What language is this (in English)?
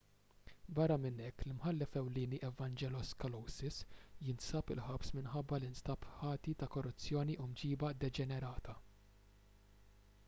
Maltese